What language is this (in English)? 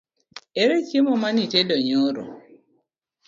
Luo (Kenya and Tanzania)